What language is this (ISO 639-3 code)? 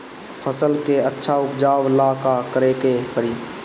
bho